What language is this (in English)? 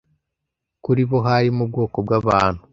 Kinyarwanda